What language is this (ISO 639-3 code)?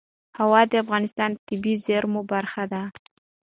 pus